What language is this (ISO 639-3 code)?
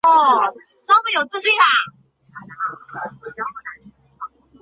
zho